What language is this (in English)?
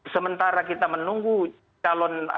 Indonesian